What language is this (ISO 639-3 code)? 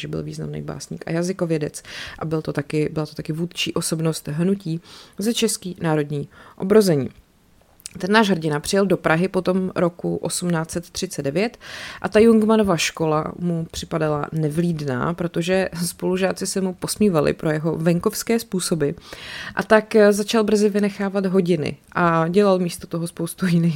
ces